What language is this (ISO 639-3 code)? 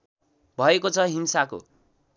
nep